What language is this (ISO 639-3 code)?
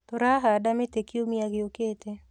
kik